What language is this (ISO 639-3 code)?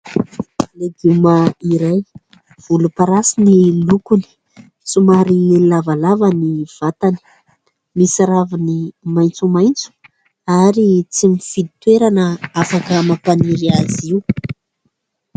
mlg